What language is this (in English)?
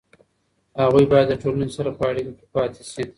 Pashto